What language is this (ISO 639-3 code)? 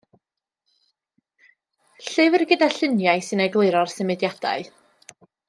cym